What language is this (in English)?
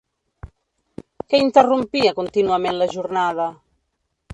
Catalan